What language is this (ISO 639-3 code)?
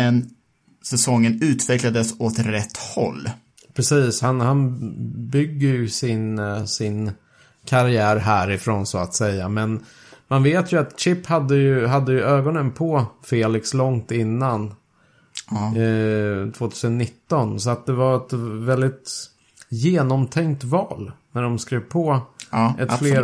swe